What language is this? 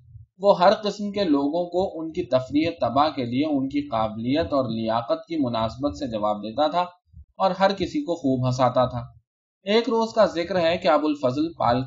Urdu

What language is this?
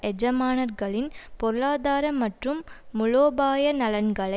Tamil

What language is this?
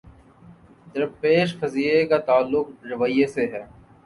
Urdu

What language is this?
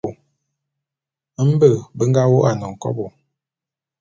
Bulu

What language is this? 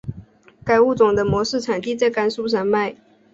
Chinese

